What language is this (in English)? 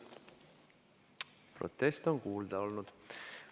Estonian